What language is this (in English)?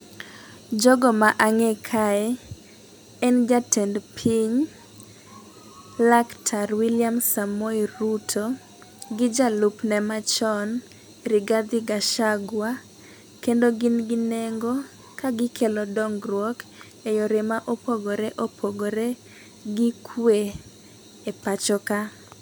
Luo (Kenya and Tanzania)